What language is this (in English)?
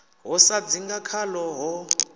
Venda